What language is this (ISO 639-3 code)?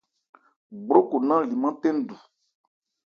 ebr